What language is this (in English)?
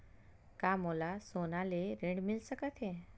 Chhattisgarhi